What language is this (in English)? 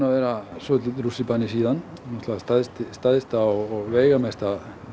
Icelandic